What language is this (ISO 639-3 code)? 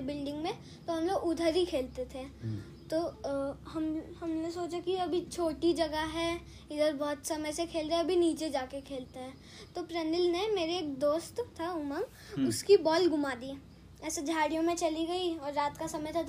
hin